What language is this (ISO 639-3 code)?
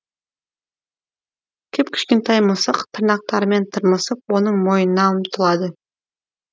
kaz